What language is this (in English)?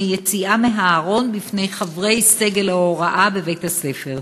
Hebrew